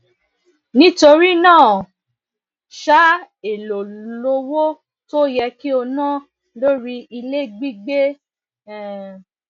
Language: Yoruba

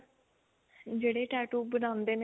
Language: Punjabi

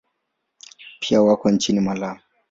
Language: Swahili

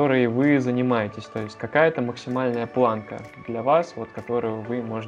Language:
Russian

